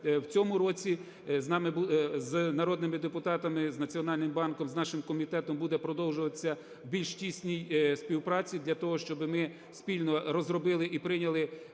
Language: Ukrainian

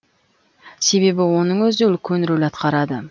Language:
Kazakh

